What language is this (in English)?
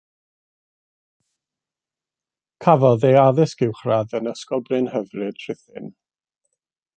Welsh